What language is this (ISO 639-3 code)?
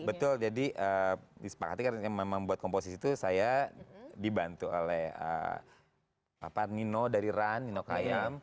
ind